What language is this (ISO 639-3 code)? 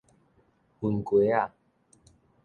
nan